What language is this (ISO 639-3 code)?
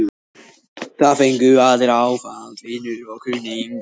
isl